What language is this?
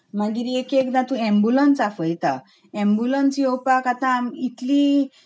Konkani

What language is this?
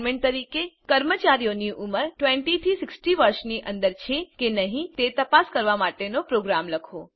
Gujarati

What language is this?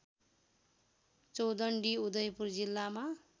Nepali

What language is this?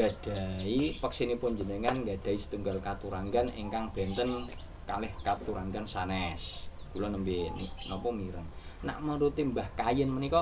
Indonesian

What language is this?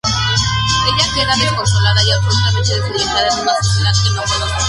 Spanish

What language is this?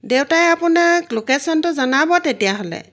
Assamese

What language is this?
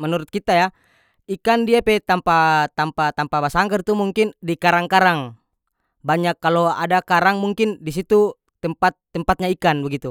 North Moluccan Malay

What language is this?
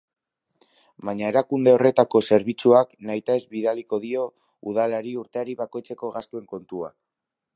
Basque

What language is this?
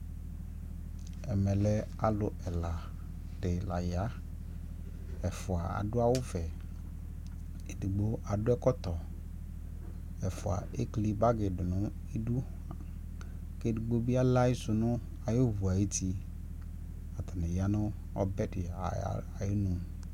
Ikposo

